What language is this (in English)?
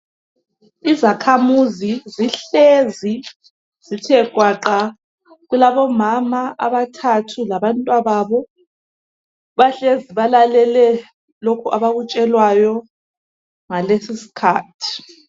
North Ndebele